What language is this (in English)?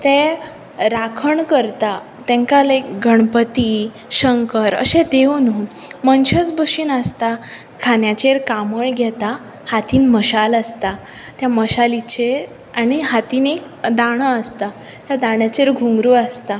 Konkani